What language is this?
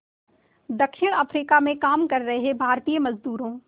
Hindi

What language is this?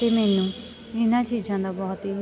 Punjabi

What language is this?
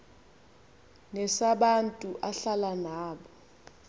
Xhosa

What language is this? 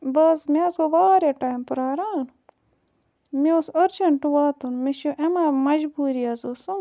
Kashmiri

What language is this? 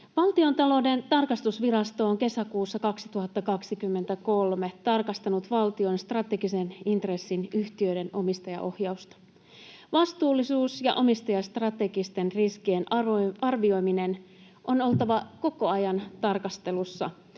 Finnish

